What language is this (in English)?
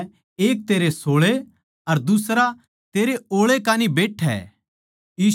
Haryanvi